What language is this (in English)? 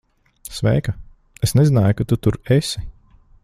Latvian